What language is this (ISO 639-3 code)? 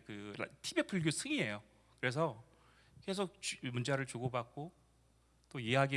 kor